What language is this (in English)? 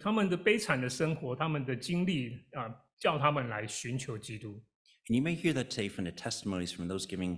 Chinese